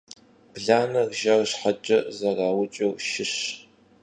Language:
Kabardian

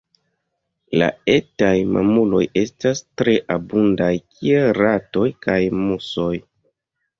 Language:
Esperanto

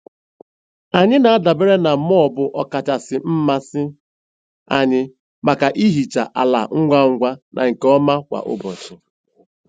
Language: Igbo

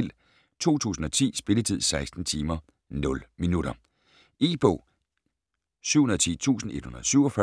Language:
Danish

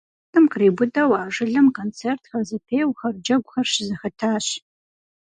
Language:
Kabardian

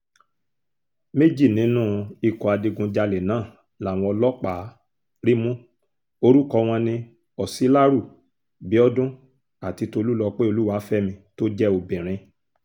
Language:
Yoruba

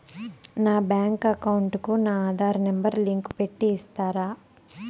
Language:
Telugu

